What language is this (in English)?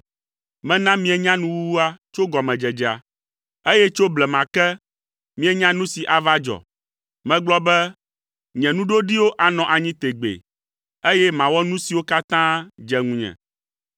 Ewe